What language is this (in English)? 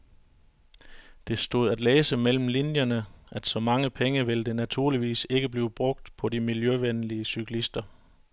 Danish